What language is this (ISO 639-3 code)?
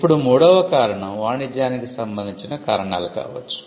tel